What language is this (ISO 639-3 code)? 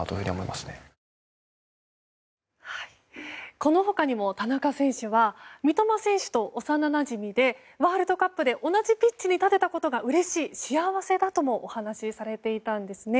jpn